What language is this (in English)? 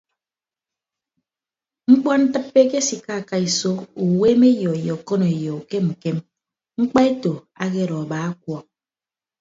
Ibibio